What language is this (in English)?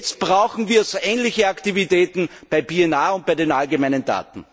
German